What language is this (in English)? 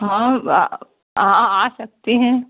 Hindi